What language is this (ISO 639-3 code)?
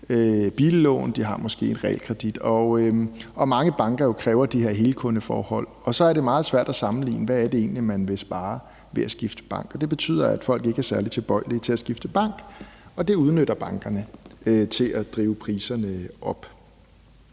dan